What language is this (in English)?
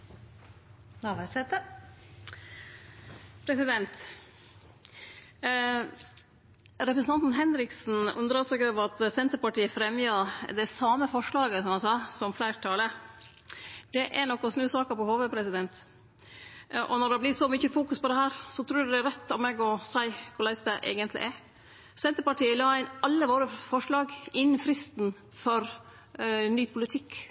Norwegian